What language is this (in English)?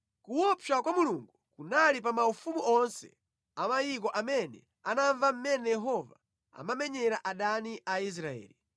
Nyanja